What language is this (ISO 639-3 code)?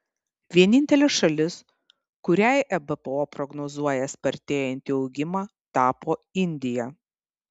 lit